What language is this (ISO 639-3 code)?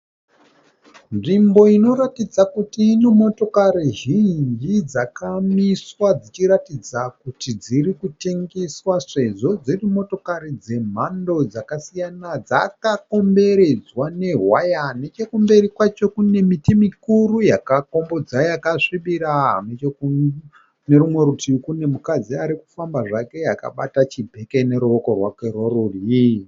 sna